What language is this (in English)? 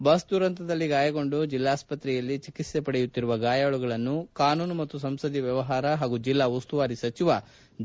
Kannada